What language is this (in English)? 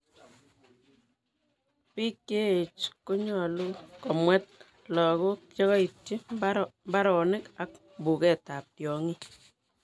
Kalenjin